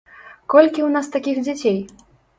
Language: Belarusian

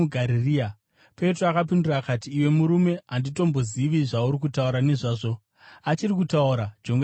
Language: Shona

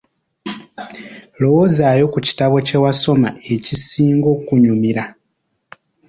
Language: Ganda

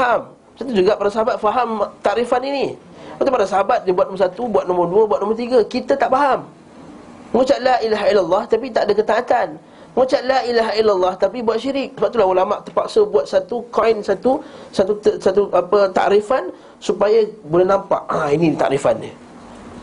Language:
Malay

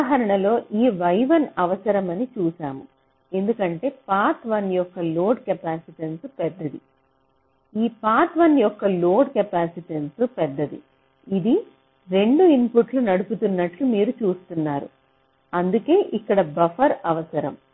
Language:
Telugu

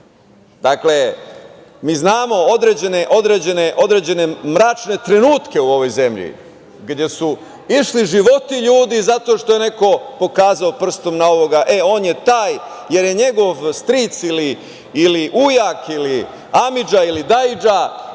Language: Serbian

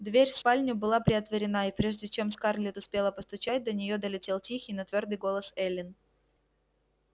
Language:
Russian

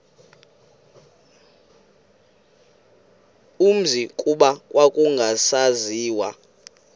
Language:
Xhosa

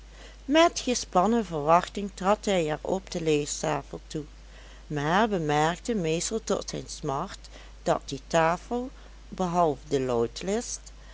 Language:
Dutch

